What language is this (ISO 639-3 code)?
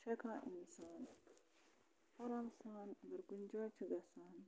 kas